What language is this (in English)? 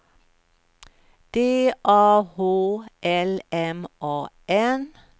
Swedish